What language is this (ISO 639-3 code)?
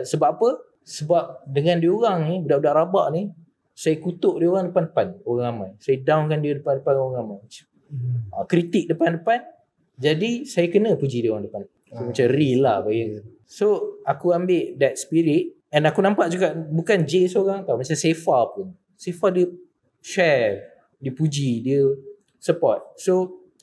msa